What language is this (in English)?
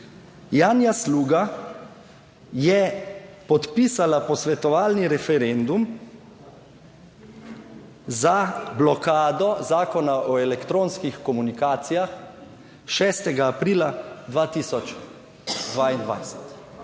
Slovenian